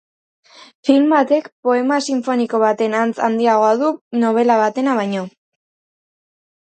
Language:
Basque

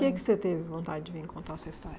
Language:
Portuguese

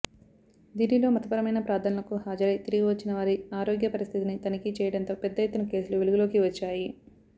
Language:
Telugu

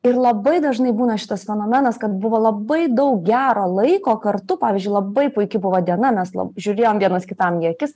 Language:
Lithuanian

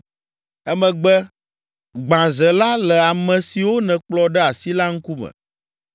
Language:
Ewe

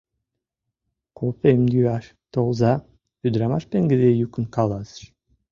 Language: Mari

